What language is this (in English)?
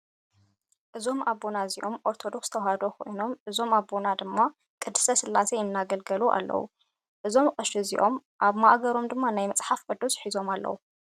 Tigrinya